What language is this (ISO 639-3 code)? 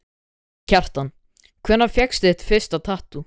isl